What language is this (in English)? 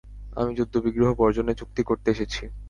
Bangla